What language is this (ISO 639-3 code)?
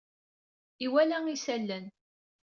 kab